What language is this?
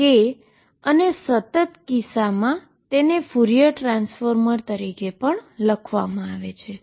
Gujarati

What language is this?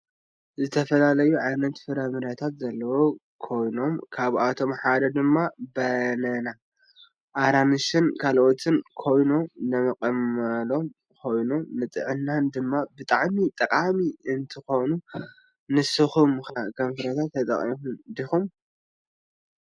Tigrinya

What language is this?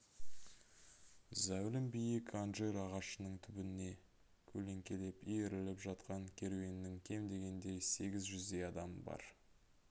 Kazakh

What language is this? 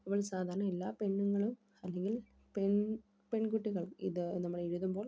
Malayalam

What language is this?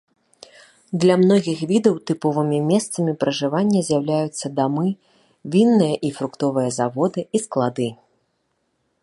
Belarusian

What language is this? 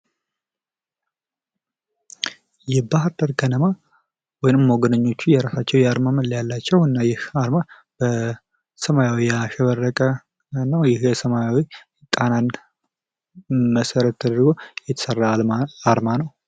Amharic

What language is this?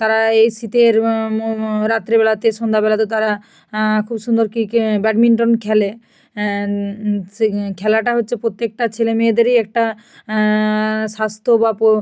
Bangla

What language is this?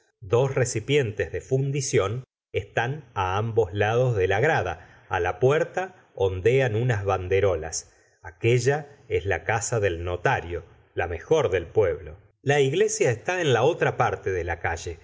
Spanish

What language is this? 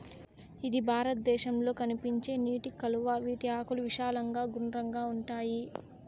Telugu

